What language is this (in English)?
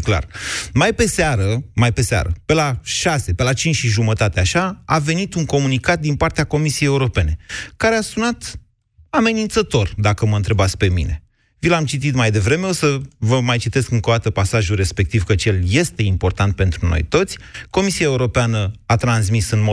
Romanian